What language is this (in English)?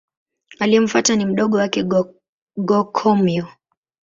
Swahili